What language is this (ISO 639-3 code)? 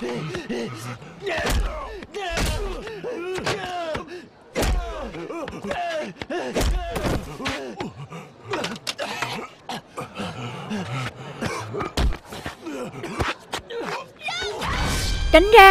vie